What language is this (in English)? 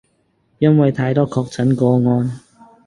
Cantonese